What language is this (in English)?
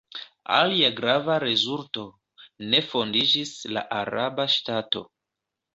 Esperanto